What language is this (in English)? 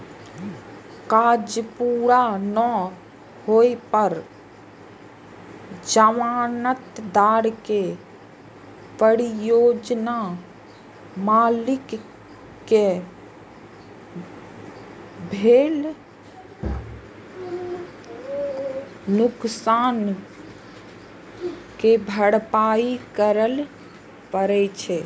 Maithili